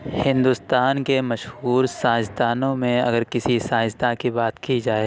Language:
Urdu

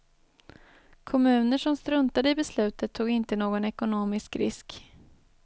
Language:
Swedish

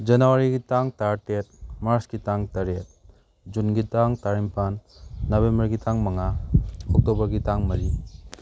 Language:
Manipuri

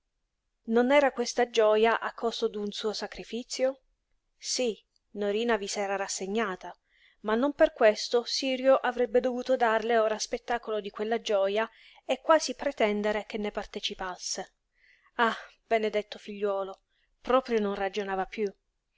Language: Italian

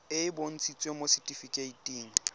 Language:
Tswana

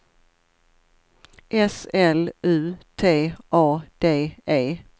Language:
Swedish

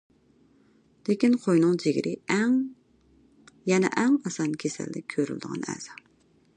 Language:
Uyghur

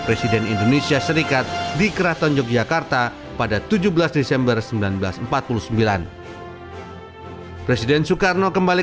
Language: Indonesian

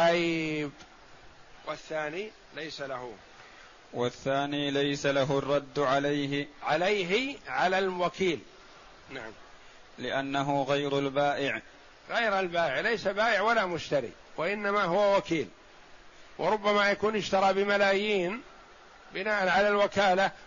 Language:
Arabic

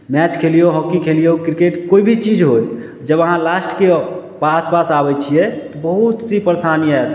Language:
Maithili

